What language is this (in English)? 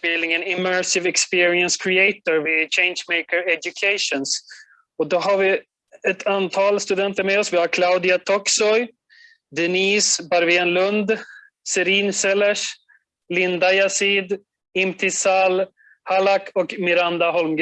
Swedish